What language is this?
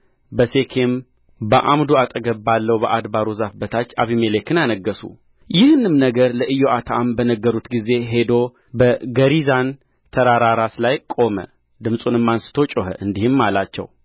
Amharic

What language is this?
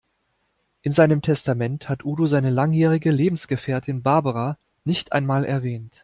German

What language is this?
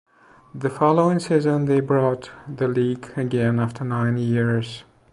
English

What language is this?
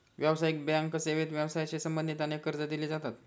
Marathi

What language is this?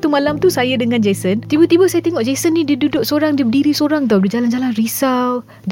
Malay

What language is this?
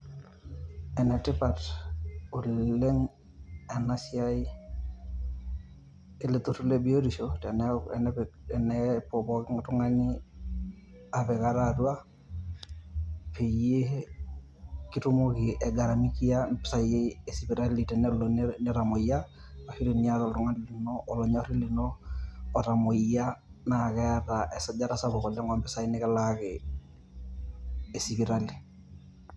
Masai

